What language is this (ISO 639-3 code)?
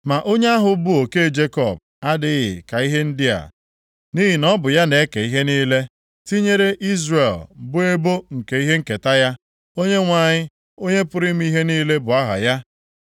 ibo